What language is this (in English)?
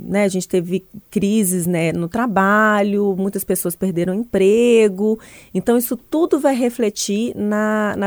Portuguese